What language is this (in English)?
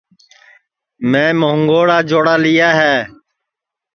Sansi